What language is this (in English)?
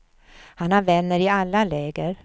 Swedish